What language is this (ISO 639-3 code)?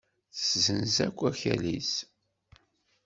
kab